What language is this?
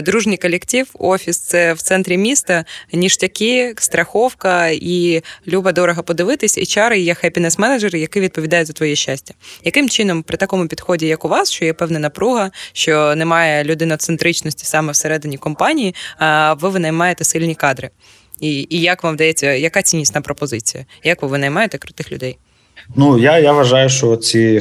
Ukrainian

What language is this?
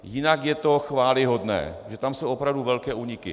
Czech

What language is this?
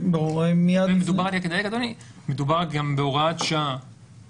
Hebrew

